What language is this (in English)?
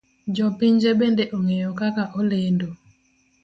Luo (Kenya and Tanzania)